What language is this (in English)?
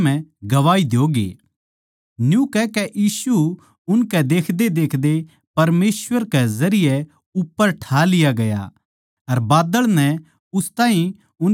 Haryanvi